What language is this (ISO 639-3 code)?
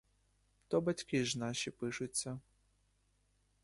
ukr